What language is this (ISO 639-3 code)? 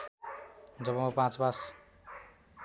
nep